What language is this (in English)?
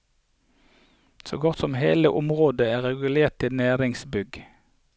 Norwegian